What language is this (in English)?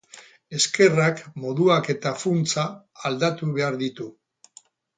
Basque